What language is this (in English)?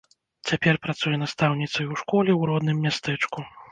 Belarusian